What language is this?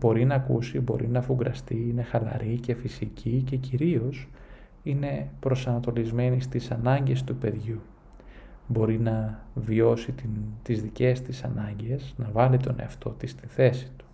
Greek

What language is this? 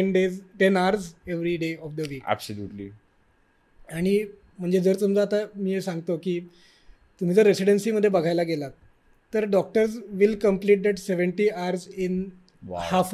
Marathi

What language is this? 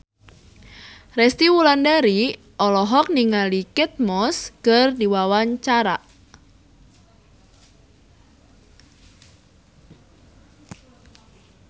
Sundanese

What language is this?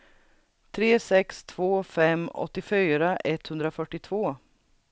Swedish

